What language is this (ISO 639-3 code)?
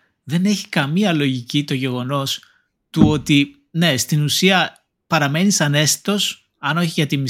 ell